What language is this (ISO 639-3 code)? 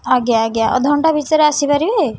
ori